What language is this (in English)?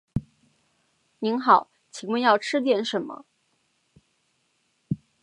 Chinese